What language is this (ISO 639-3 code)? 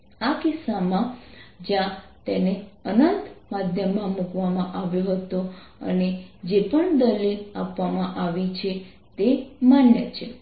guj